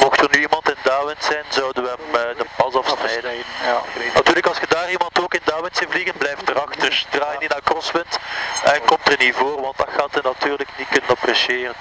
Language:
Dutch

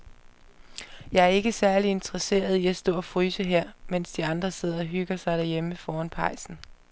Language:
Danish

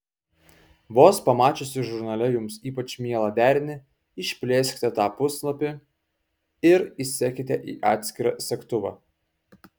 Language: Lithuanian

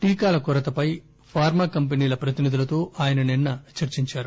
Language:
Telugu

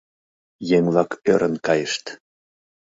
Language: Mari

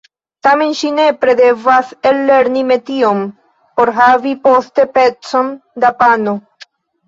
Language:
Esperanto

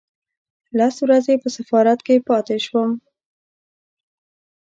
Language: Pashto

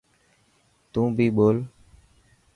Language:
Dhatki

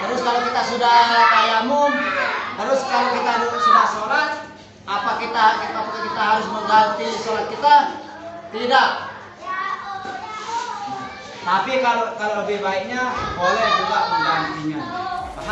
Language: Indonesian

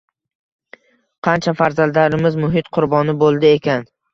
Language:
Uzbek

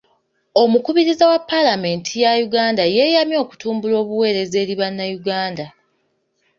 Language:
Ganda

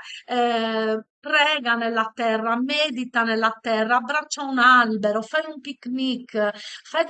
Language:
Italian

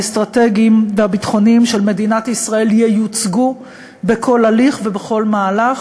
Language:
Hebrew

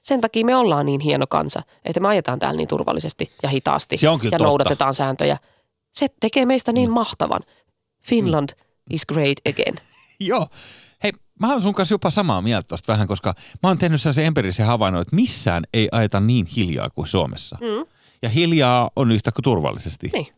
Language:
Finnish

